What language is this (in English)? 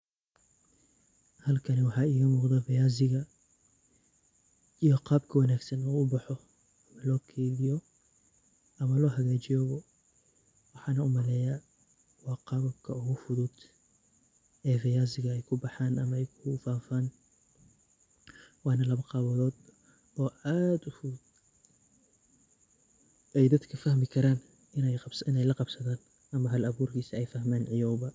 Somali